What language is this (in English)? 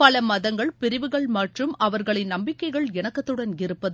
Tamil